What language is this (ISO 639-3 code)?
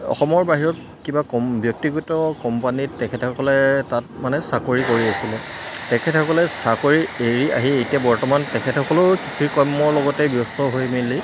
asm